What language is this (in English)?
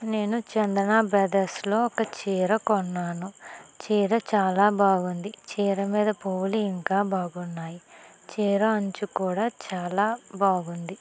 Telugu